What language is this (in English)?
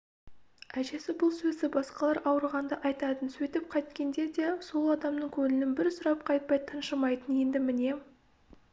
Kazakh